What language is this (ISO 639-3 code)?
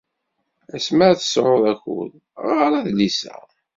kab